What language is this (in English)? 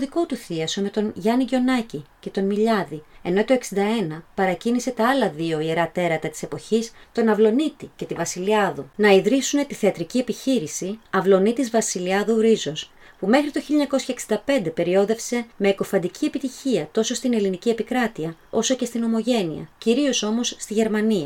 Greek